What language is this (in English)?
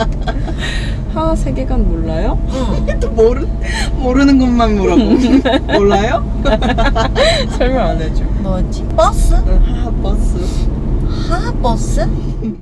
Korean